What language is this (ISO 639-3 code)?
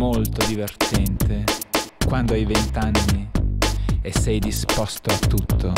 ita